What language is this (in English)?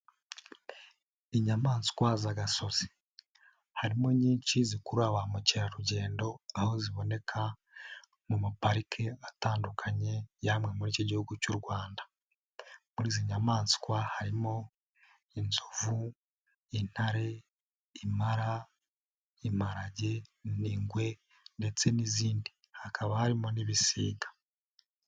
Kinyarwanda